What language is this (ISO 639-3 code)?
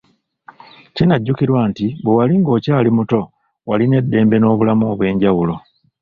lug